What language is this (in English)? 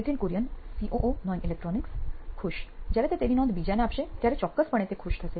Gujarati